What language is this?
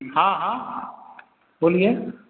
Urdu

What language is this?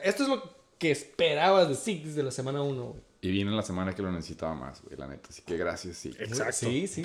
Spanish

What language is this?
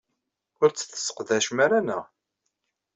Kabyle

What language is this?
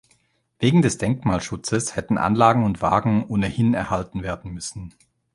German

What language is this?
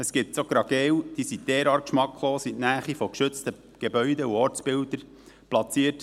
Swiss German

